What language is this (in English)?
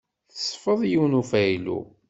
Kabyle